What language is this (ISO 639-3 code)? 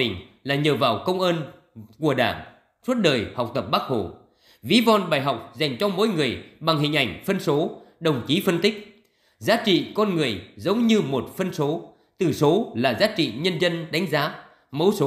vie